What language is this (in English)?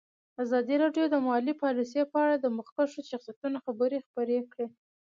Pashto